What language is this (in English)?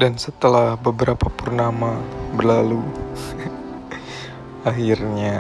Indonesian